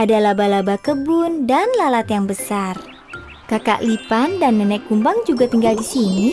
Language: Indonesian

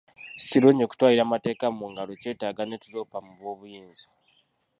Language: Ganda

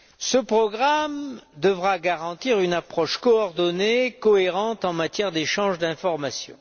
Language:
French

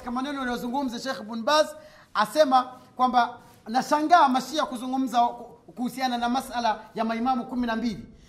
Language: Swahili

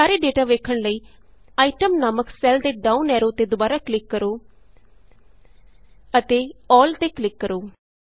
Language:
Punjabi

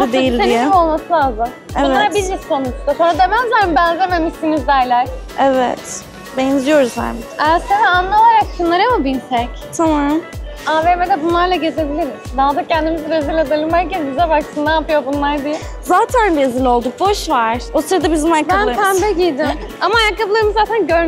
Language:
Turkish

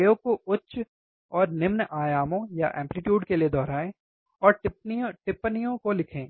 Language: Hindi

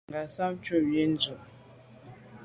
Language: Medumba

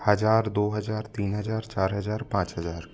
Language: Hindi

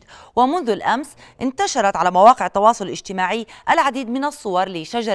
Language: Arabic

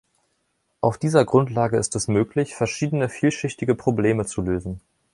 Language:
German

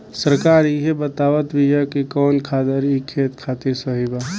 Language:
Bhojpuri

